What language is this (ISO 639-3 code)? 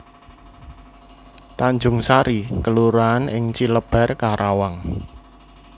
jav